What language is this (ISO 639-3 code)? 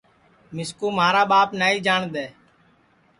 ssi